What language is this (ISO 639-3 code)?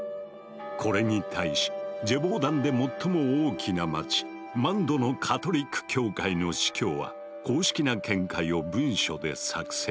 jpn